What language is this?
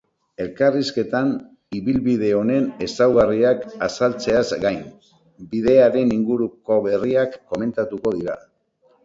Basque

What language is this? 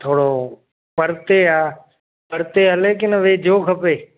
Sindhi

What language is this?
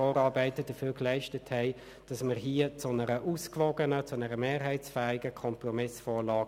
Swiss German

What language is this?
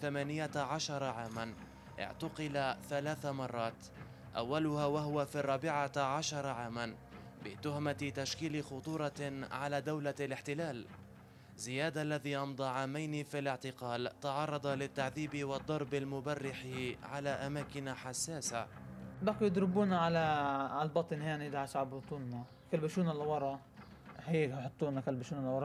Arabic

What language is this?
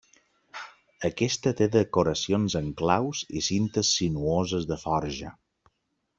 Catalan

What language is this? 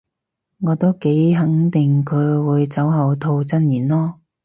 Cantonese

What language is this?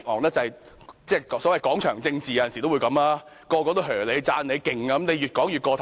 Cantonese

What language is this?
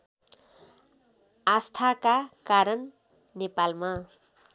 Nepali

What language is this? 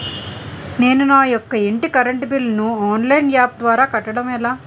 Telugu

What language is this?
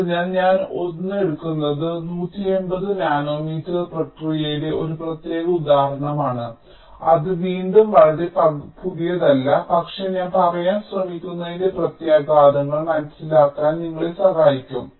Malayalam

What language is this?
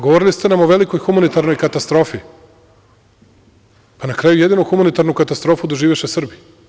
Serbian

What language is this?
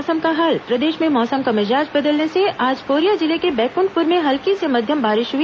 Hindi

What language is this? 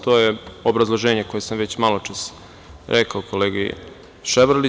Serbian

